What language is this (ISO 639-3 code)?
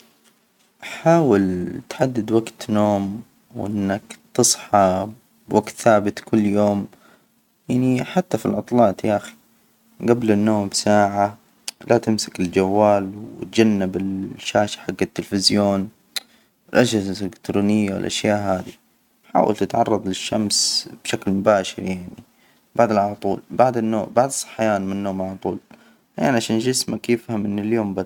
acw